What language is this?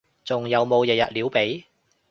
Cantonese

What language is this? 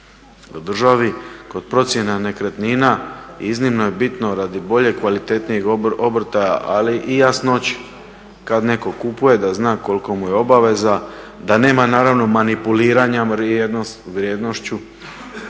Croatian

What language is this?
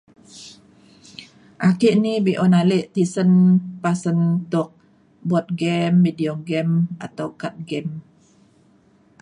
Mainstream Kenyah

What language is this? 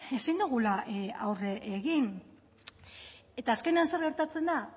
Basque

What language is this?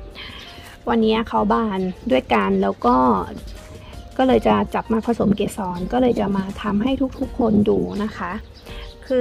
Thai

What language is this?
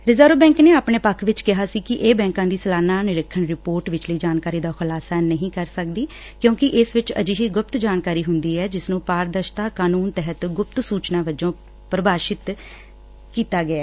Punjabi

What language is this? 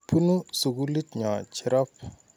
Kalenjin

